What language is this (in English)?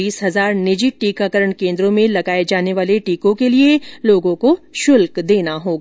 Hindi